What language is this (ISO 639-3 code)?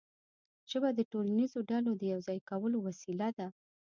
pus